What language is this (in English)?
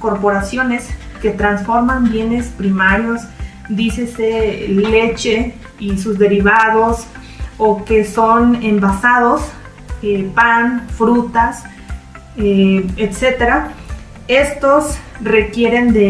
Spanish